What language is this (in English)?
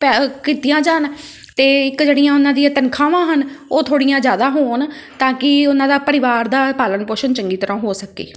Punjabi